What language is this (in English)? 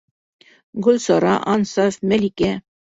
Bashkir